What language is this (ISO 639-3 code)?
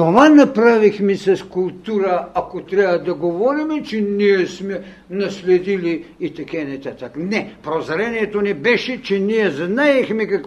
bul